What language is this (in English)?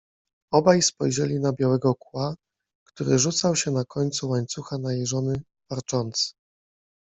Polish